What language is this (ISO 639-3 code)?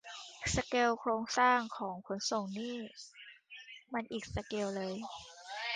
tha